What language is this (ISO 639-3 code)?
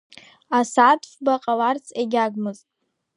abk